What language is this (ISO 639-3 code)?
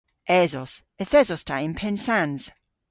cor